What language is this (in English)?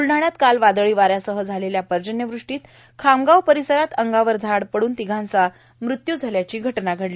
Marathi